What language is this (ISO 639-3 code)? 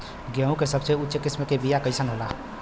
bho